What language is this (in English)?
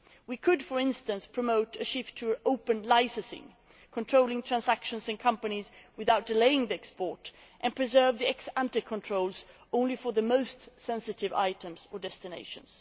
English